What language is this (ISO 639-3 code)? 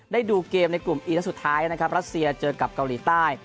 tha